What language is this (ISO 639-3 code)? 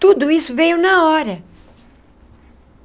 por